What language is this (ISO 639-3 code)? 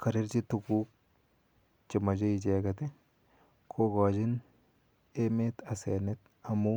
kln